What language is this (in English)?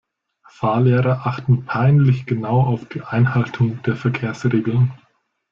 German